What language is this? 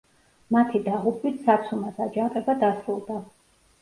Georgian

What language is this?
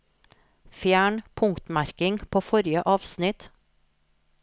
Norwegian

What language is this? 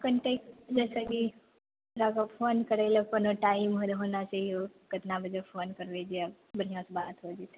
Maithili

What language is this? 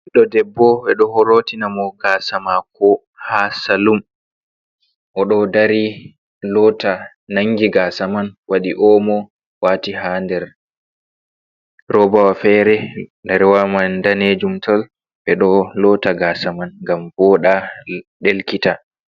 Fula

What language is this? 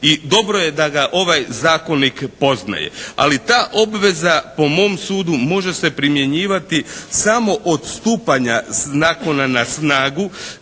Croatian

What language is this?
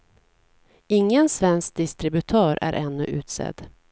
Swedish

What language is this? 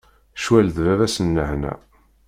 Kabyle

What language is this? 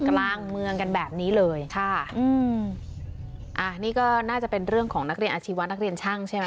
Thai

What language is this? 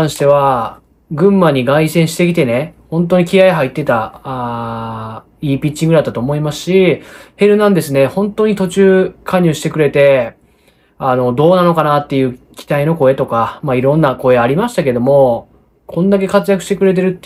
Japanese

